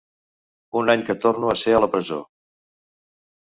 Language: Catalan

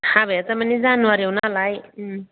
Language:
Bodo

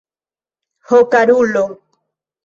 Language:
Esperanto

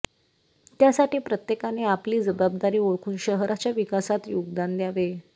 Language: Marathi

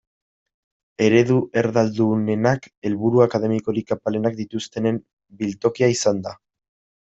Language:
Basque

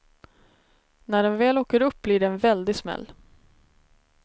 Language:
Swedish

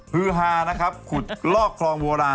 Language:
Thai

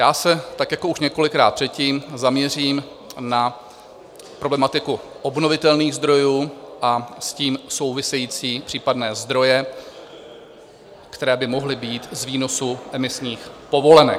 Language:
Czech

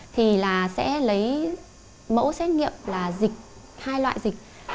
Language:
Vietnamese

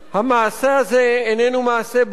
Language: Hebrew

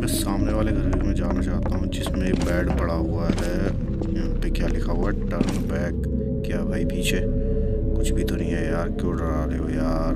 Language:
Hindi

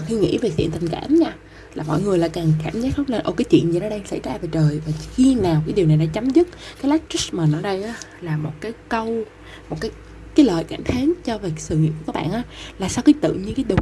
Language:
Vietnamese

